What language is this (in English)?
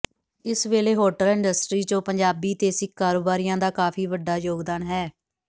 Punjabi